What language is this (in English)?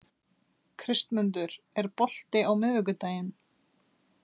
Icelandic